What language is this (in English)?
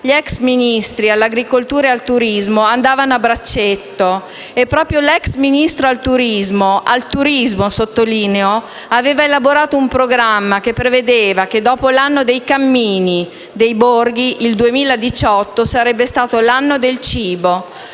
Italian